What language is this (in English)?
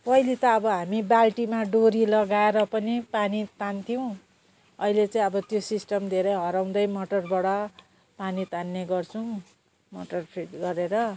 Nepali